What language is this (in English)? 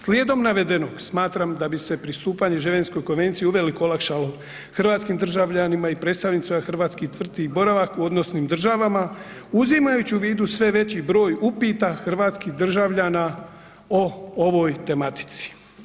Croatian